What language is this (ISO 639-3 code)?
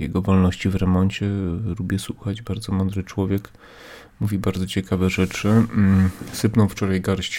pol